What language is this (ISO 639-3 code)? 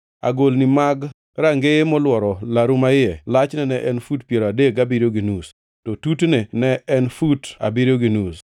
luo